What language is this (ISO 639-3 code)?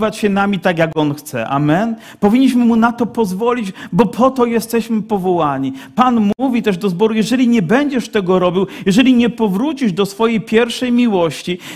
pol